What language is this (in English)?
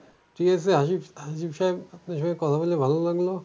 Bangla